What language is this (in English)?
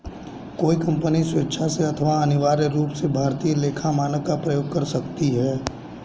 Hindi